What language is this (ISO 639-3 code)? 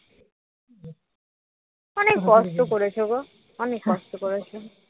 ben